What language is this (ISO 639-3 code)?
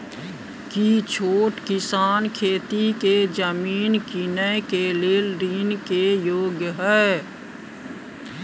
mai